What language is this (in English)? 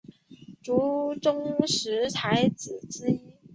Chinese